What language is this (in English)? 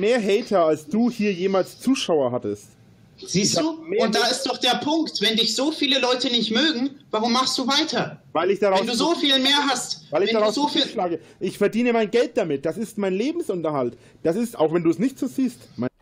German